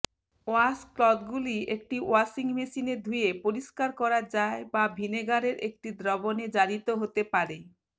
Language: Bangla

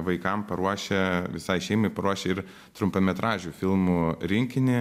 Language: Lithuanian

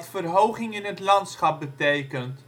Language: Dutch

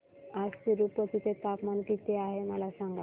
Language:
Marathi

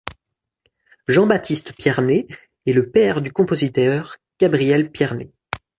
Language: French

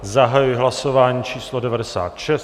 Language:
Czech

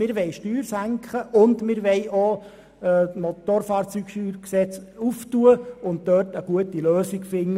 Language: Swiss German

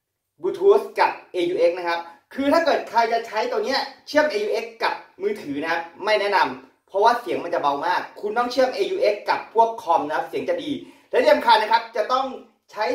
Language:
Thai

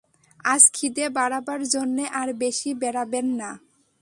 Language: Bangla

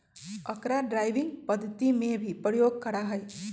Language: Magahi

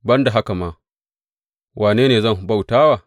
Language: Hausa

